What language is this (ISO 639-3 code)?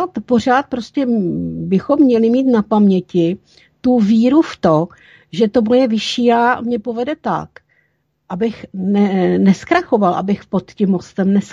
ces